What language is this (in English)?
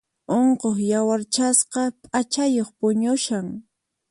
Puno Quechua